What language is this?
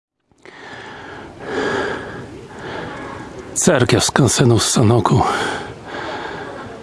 Polish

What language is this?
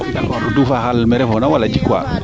Serer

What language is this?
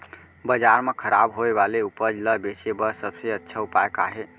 Chhattisgarhi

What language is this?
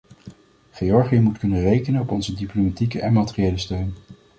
Dutch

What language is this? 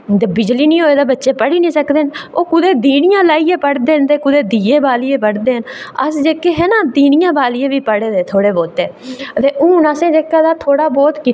Dogri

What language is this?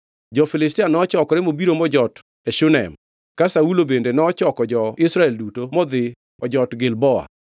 Luo (Kenya and Tanzania)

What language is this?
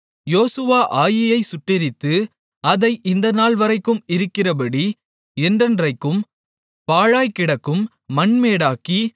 Tamil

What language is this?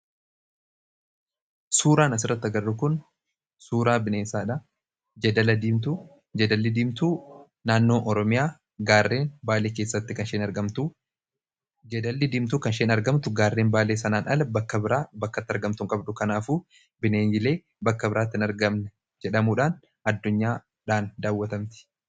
Oromo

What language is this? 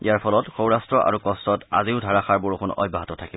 Assamese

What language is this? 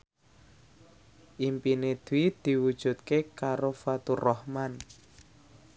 Javanese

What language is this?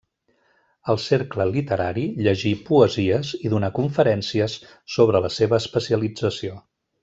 Catalan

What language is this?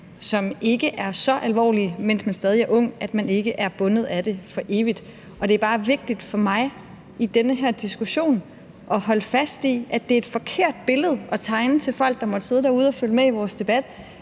Danish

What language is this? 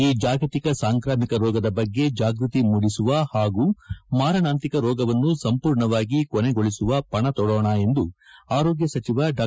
Kannada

